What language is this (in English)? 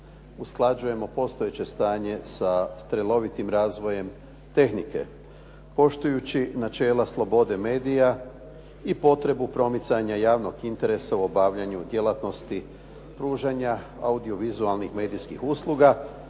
Croatian